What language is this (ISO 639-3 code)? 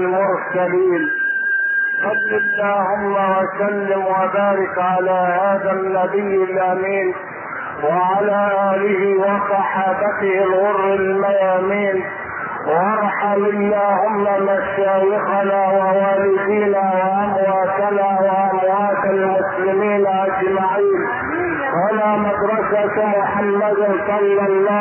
ara